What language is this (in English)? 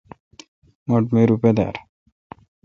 Kalkoti